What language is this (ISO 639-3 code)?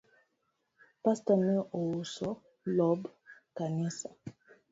luo